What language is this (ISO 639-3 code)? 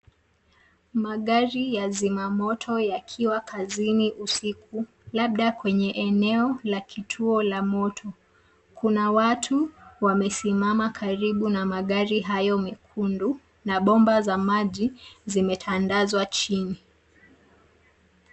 swa